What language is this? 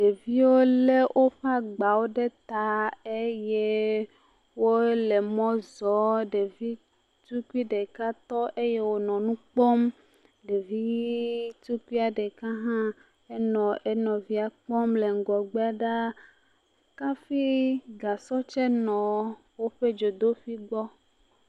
Ewe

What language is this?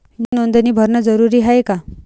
Marathi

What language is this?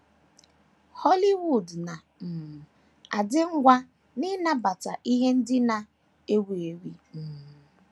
Igbo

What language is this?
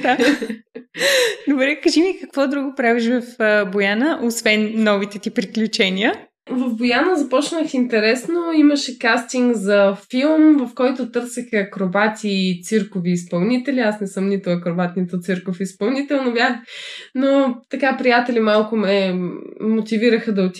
Bulgarian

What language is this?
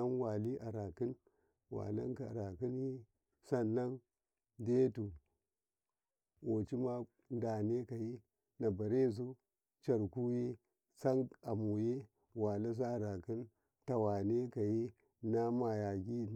Karekare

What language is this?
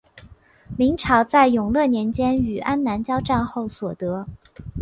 Chinese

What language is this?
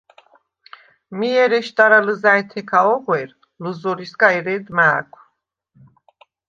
Svan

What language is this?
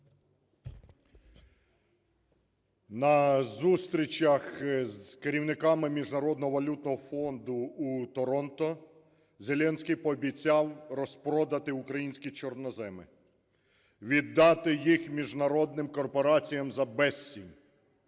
Ukrainian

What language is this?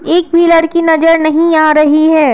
Hindi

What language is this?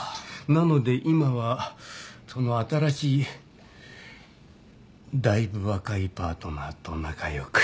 Japanese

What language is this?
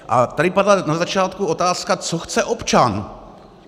Czech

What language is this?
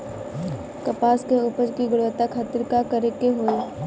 Bhojpuri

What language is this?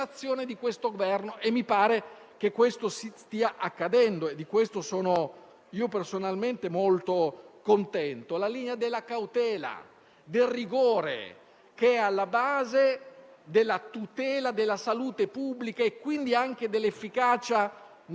Italian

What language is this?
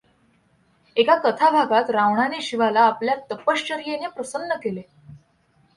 Marathi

